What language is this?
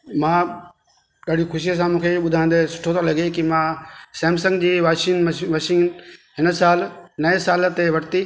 Sindhi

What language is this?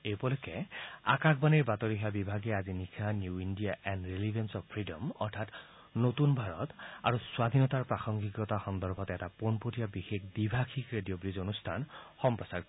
Assamese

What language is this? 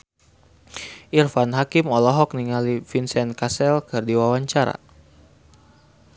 Sundanese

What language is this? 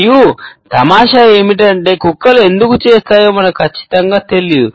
Telugu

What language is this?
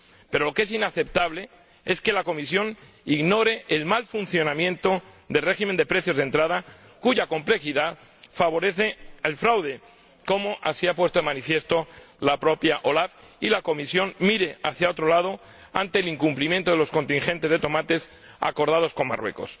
Spanish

